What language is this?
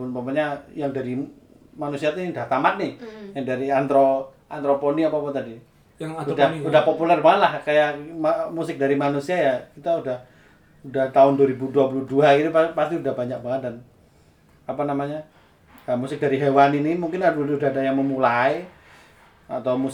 Indonesian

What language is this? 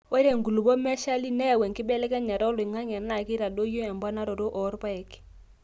Masai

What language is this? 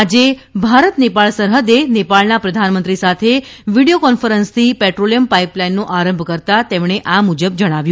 Gujarati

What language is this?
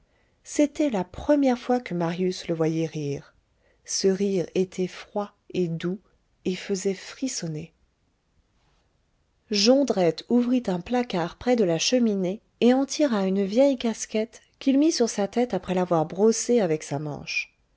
French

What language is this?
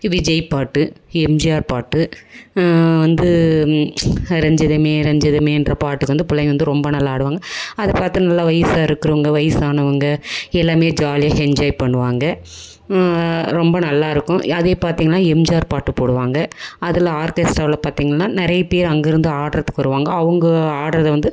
Tamil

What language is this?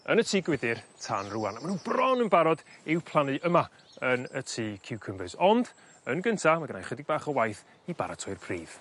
Welsh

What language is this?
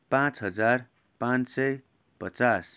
Nepali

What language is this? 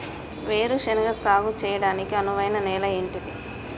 Telugu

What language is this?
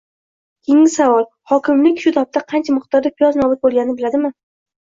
Uzbek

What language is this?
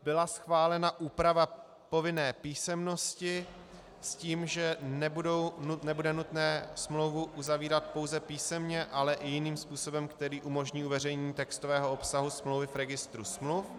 Czech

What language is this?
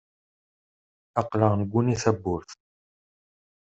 Kabyle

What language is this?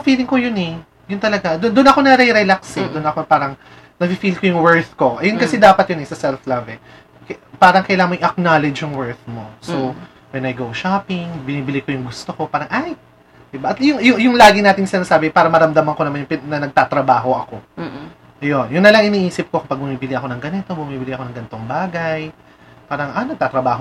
Filipino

